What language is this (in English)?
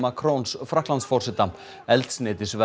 Icelandic